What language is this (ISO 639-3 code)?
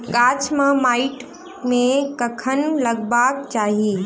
mai